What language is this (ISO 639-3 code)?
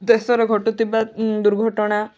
ori